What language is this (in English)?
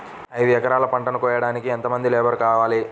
Telugu